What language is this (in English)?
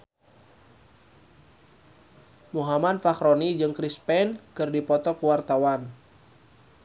Sundanese